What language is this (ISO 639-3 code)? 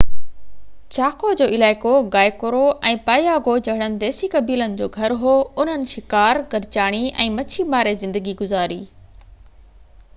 snd